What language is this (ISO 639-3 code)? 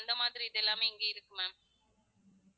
tam